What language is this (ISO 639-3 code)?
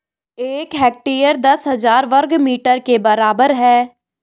hin